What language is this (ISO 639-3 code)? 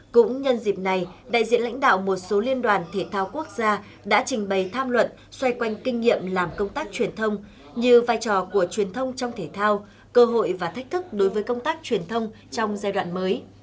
vie